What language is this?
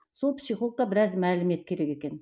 Kazakh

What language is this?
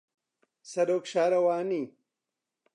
Central Kurdish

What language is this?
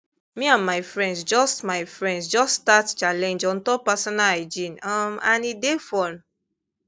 Nigerian Pidgin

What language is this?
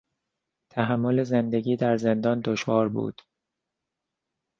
Persian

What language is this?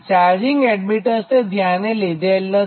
Gujarati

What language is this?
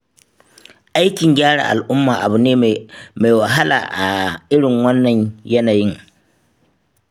Hausa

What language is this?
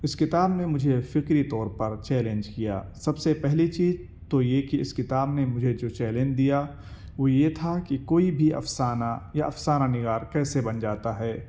Urdu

